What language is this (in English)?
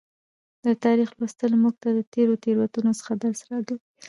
Pashto